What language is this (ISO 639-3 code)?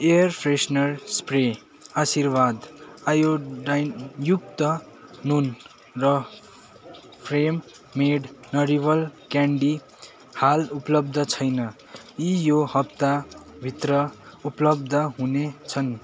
nep